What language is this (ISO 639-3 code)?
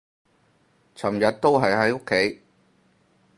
yue